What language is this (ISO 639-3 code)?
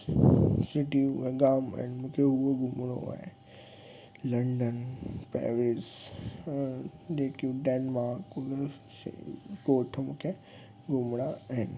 snd